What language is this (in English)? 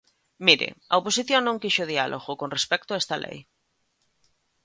Galician